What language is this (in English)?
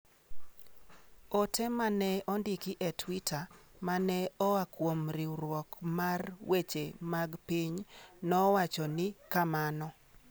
Luo (Kenya and Tanzania)